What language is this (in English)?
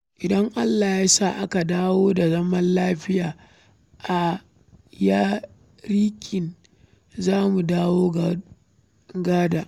Hausa